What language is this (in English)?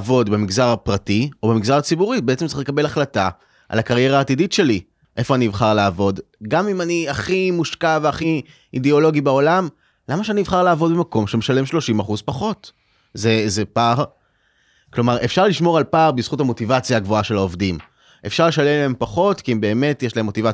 Hebrew